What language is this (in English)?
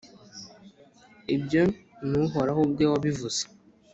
Kinyarwanda